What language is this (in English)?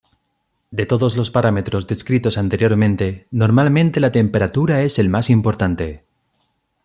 Spanish